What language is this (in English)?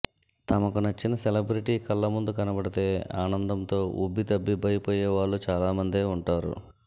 Telugu